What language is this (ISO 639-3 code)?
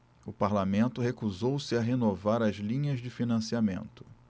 por